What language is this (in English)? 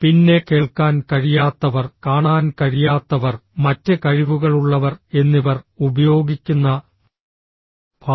Malayalam